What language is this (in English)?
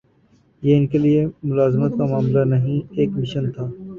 Urdu